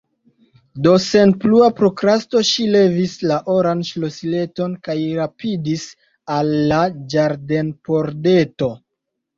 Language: Esperanto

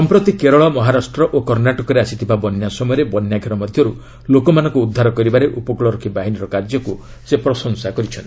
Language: Odia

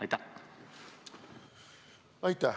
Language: Estonian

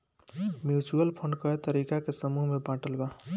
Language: Bhojpuri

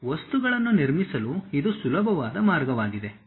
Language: Kannada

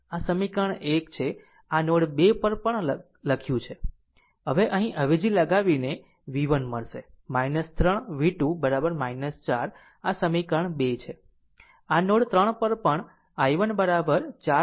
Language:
Gujarati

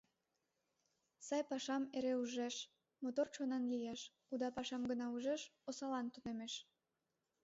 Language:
Mari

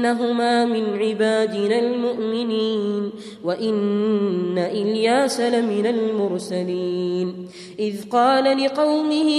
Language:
Arabic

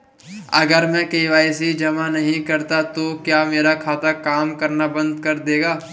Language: Hindi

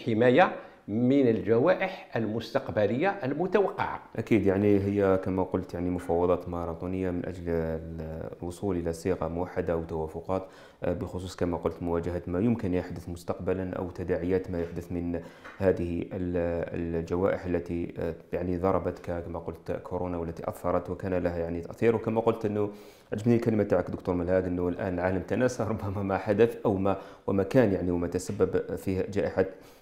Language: Arabic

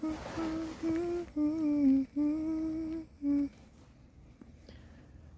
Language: Korean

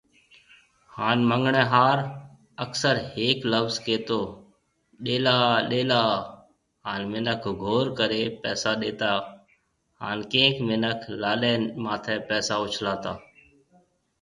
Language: Marwari (Pakistan)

